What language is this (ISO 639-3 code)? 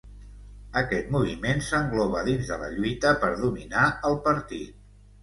cat